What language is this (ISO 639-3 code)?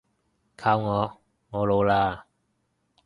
yue